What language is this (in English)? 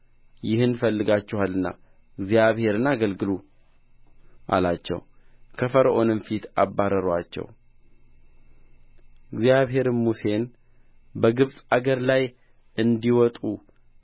Amharic